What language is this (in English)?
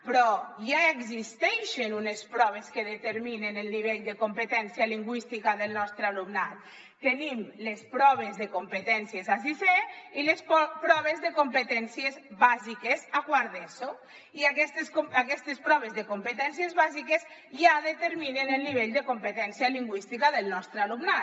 Catalan